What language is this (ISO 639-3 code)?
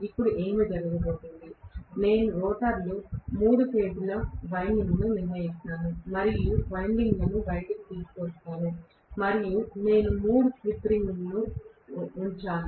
tel